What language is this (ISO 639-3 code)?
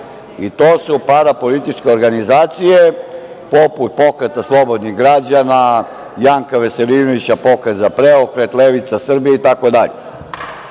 srp